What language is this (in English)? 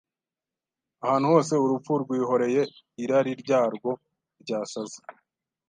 Kinyarwanda